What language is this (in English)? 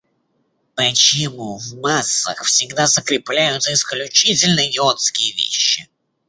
Russian